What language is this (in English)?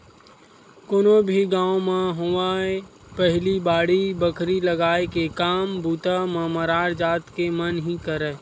Chhattisgarhi